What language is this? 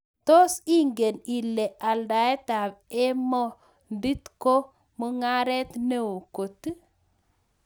Kalenjin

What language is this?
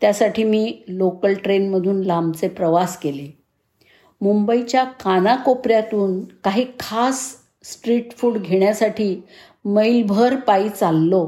Marathi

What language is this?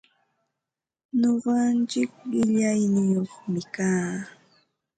Ambo-Pasco Quechua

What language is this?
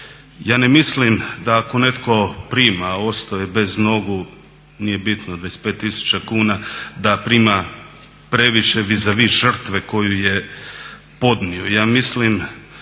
Croatian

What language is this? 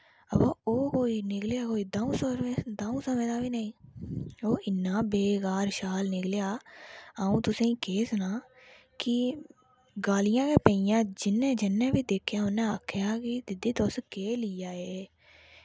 Dogri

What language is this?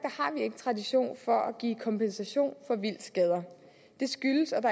Danish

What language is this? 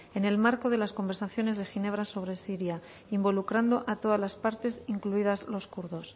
Spanish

